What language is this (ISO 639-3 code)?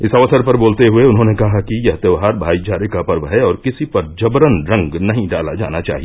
hin